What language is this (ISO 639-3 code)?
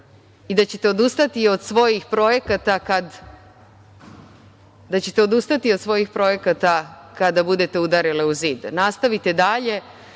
srp